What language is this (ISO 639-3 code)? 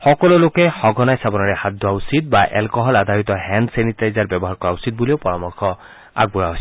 asm